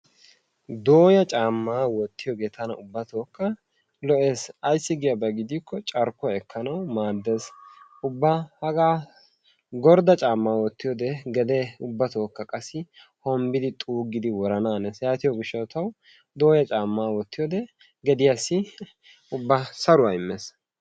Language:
Wolaytta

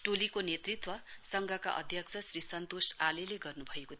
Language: Nepali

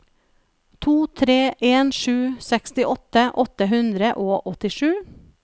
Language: Norwegian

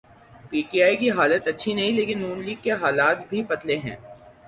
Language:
Urdu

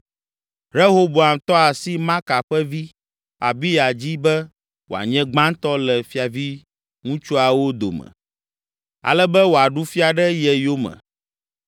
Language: Ewe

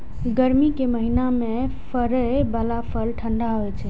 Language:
Maithili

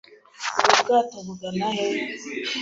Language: Kinyarwanda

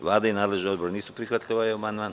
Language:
Serbian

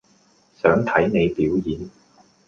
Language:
Cantonese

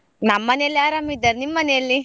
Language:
Kannada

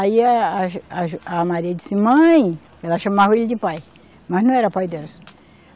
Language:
Portuguese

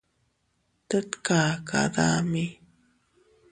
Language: Teutila Cuicatec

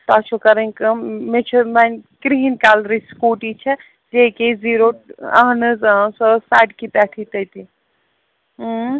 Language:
Kashmiri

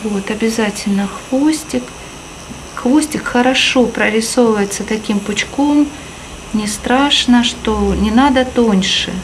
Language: Russian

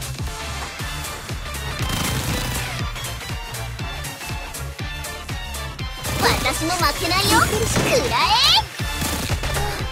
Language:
Japanese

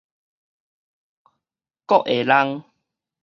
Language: Min Nan Chinese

